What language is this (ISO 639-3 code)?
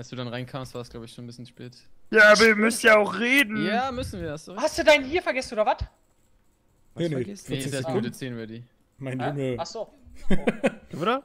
deu